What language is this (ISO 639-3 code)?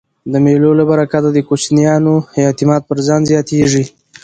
pus